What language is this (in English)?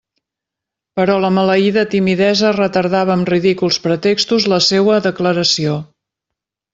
Catalan